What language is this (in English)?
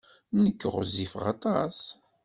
Kabyle